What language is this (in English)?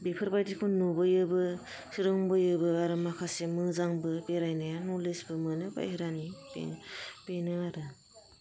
Bodo